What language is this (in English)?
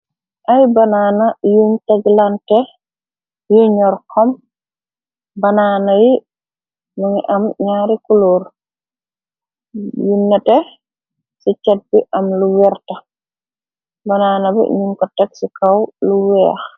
Wolof